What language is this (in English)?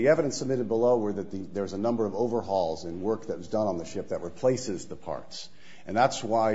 English